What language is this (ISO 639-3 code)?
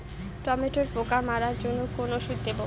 ben